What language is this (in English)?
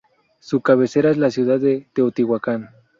Spanish